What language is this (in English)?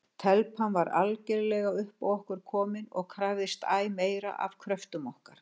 Icelandic